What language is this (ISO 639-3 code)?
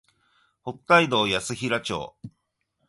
jpn